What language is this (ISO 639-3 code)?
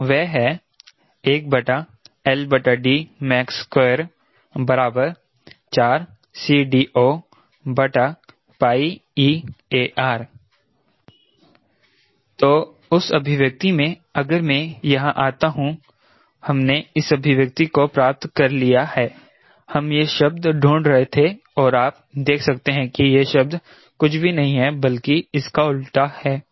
hin